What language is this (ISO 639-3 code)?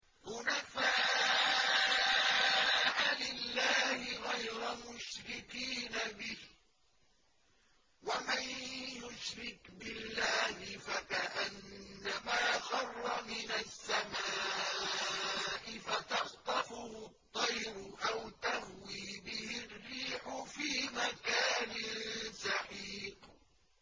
ara